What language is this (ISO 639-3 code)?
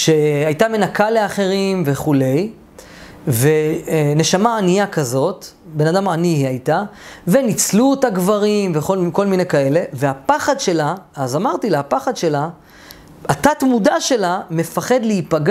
heb